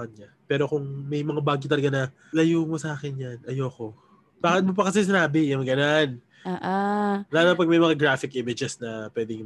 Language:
Filipino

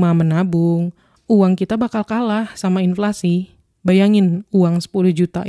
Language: Indonesian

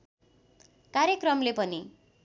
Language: Nepali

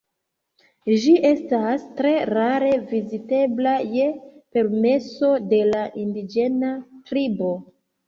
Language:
Esperanto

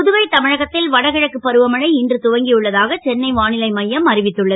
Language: Tamil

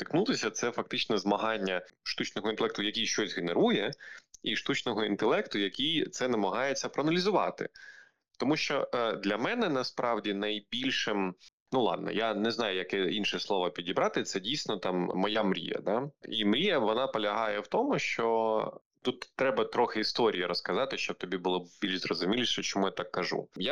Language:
Ukrainian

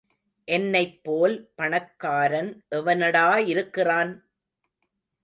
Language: Tamil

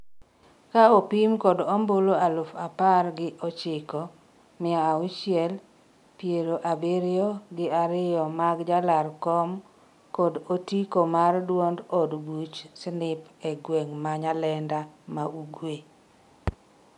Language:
Luo (Kenya and Tanzania)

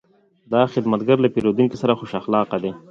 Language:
Pashto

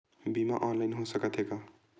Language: Chhattisgarhi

